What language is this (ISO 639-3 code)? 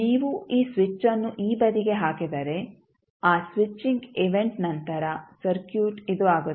kan